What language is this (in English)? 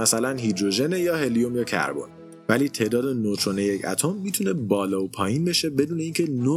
Persian